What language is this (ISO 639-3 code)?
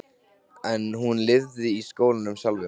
isl